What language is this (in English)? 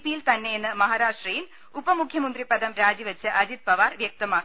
Malayalam